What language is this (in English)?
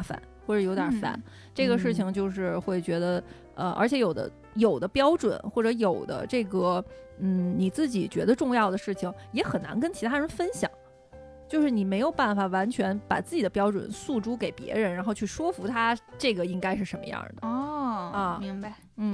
Chinese